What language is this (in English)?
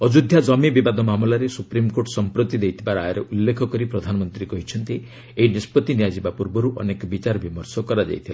Odia